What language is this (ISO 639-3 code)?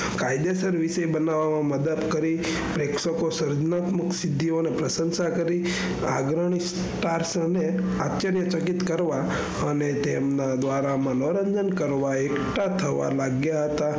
guj